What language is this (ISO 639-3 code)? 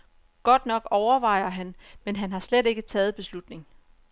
dan